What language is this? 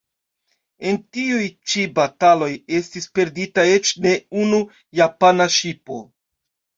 Esperanto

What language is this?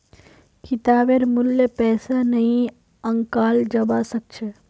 Magahi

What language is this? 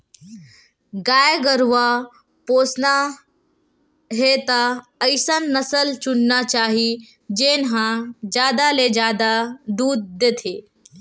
Chhattisgarhi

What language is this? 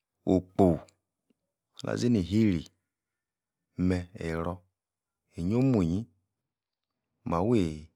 Yace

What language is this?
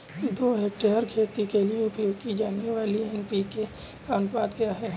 Hindi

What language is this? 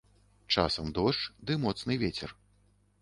Belarusian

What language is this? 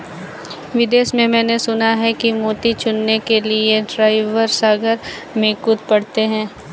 Hindi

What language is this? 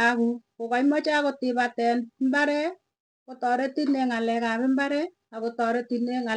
Tugen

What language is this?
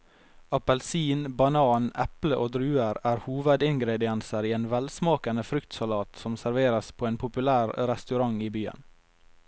Norwegian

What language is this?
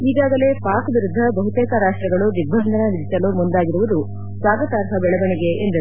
Kannada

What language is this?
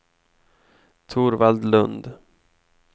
Swedish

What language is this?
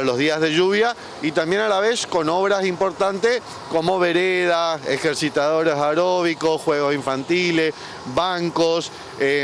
Spanish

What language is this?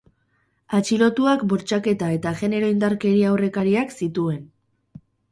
Basque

